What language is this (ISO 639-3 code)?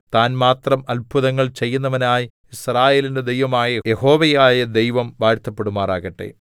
mal